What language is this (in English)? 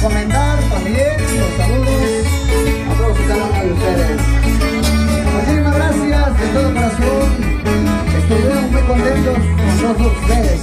Spanish